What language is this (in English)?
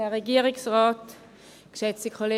Swiss German